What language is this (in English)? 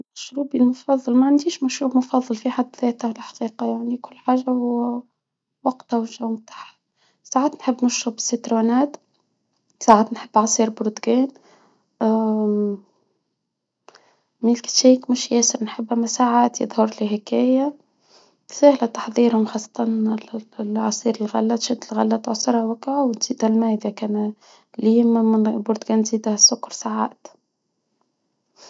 Tunisian Arabic